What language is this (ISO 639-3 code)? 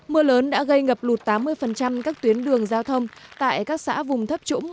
vie